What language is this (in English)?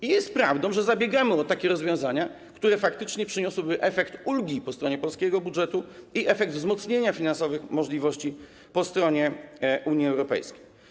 Polish